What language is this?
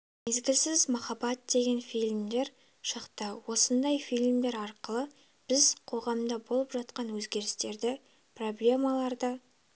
Kazakh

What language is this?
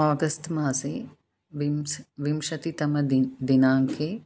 Sanskrit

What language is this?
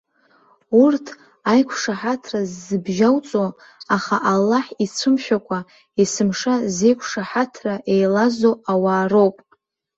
Abkhazian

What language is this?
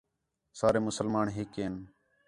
Khetrani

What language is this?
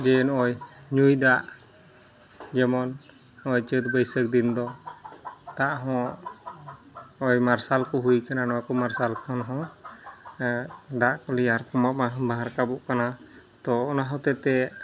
Santali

